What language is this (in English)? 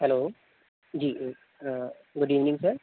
Urdu